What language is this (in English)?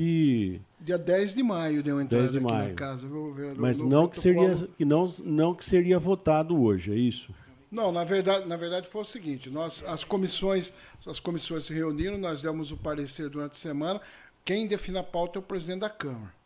Portuguese